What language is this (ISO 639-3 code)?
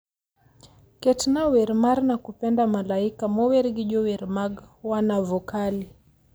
luo